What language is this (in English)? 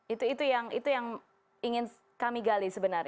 Indonesian